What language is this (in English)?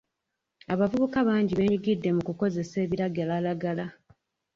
Ganda